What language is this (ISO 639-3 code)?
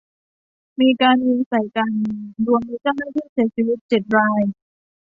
tha